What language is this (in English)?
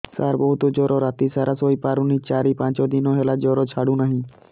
Odia